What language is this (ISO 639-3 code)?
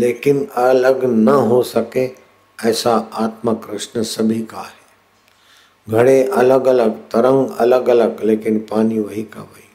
hin